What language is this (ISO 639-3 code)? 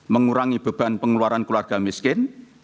ind